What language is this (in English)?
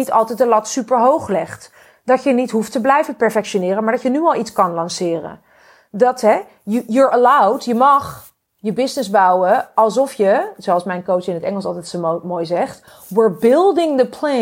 Dutch